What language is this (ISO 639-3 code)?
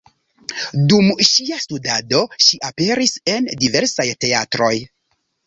epo